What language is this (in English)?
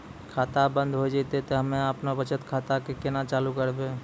Maithili